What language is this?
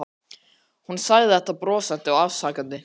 Icelandic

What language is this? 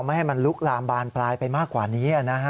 Thai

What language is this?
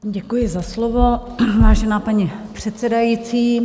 Czech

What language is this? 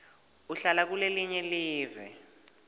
Swati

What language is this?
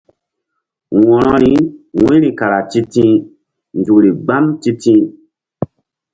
Mbum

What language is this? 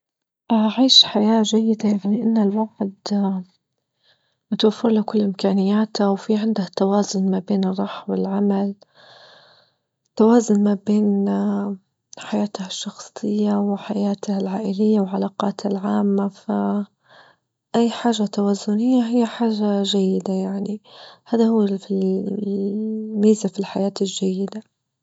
Libyan Arabic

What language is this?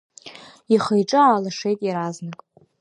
Abkhazian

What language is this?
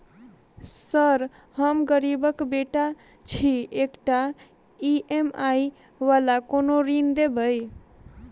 Maithili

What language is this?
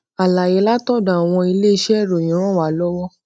Yoruba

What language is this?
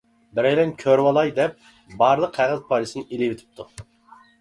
Uyghur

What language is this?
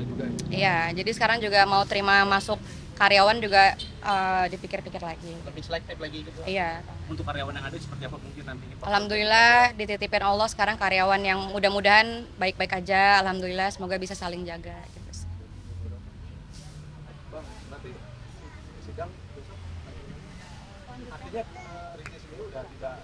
Indonesian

